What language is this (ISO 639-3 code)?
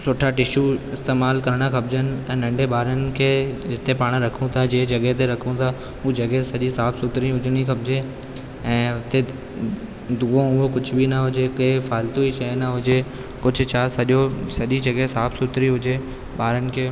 snd